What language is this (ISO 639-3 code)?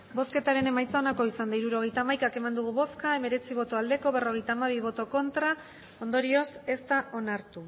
eus